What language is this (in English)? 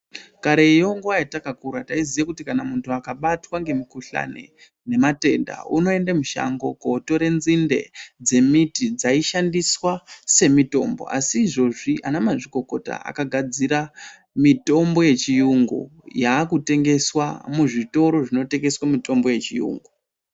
Ndau